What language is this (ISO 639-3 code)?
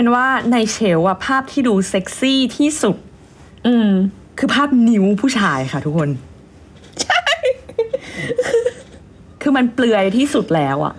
tha